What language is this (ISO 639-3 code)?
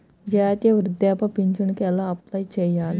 tel